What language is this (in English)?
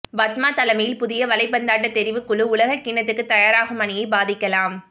Tamil